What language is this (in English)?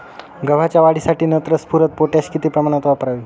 Marathi